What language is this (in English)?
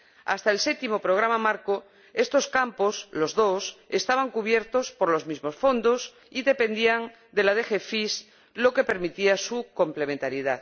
Spanish